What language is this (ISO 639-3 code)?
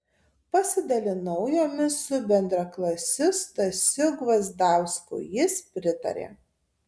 lit